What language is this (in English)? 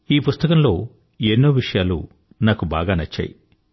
Telugu